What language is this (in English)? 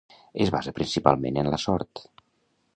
Catalan